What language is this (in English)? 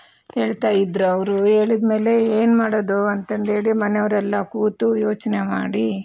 Kannada